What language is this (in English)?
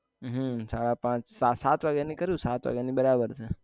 Gujarati